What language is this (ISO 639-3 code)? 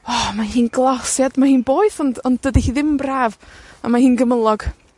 cym